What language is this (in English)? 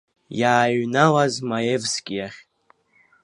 Abkhazian